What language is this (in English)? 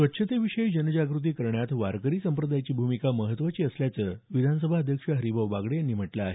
Marathi